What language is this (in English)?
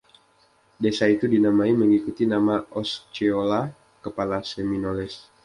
Indonesian